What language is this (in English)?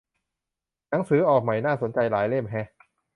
Thai